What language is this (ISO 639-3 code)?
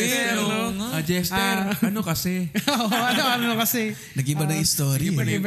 fil